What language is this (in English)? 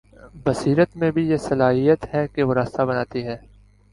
Urdu